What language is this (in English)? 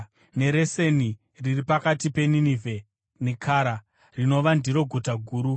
Shona